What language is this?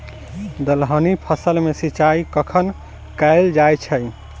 Maithili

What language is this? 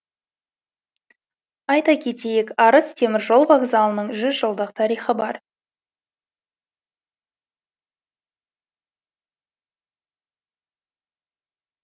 Kazakh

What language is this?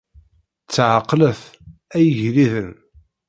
Kabyle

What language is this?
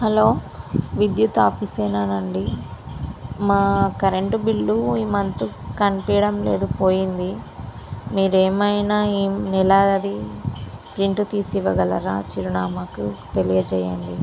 Telugu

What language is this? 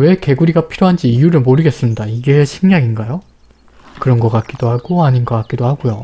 Korean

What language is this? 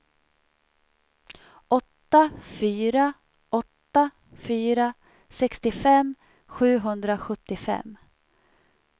Swedish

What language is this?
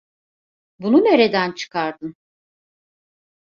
Turkish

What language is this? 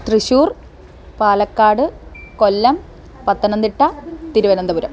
Sanskrit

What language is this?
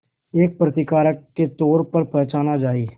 Hindi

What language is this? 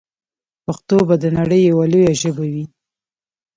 Pashto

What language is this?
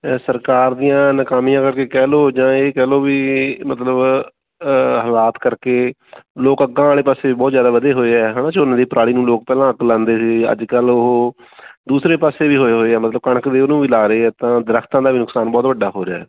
Punjabi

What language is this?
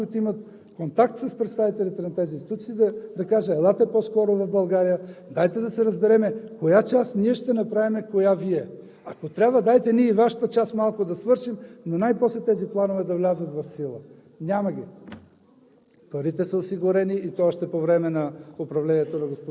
Bulgarian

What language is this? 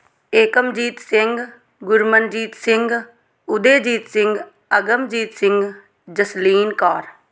Punjabi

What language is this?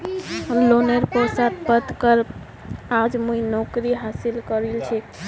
Magahi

